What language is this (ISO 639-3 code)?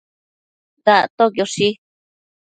mcf